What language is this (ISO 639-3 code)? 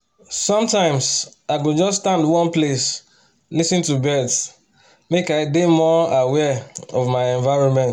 pcm